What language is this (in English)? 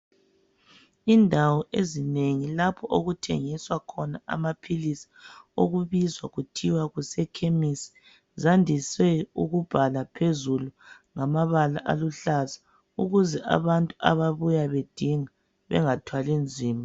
North Ndebele